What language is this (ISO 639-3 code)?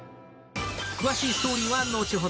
jpn